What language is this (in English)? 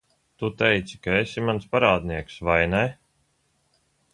Latvian